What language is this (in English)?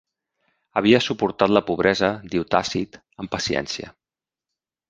Catalan